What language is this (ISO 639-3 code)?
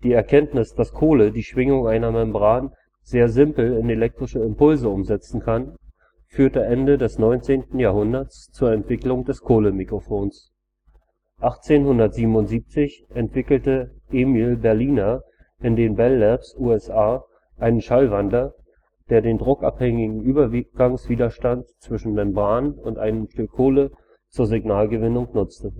deu